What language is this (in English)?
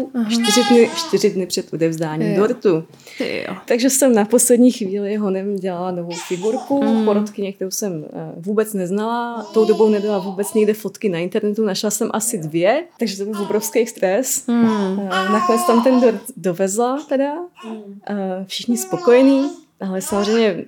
Czech